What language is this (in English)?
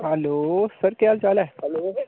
Dogri